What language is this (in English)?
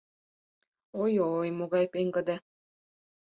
Mari